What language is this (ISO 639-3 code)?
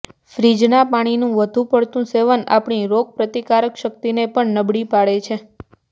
guj